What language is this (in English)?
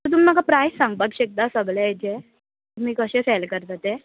Konkani